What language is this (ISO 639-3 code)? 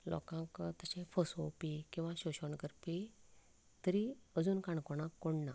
kok